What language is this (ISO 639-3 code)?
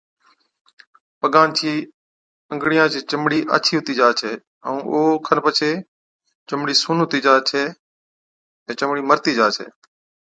odk